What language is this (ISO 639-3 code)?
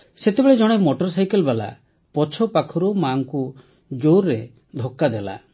ori